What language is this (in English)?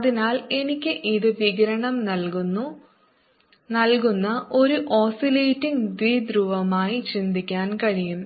Malayalam